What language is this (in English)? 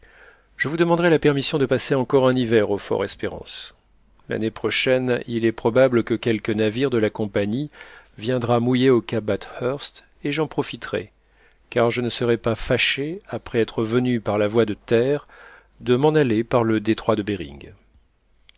French